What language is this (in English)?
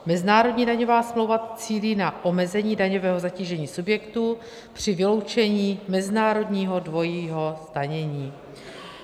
Czech